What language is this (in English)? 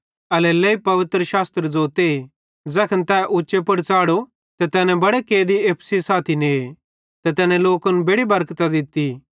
Bhadrawahi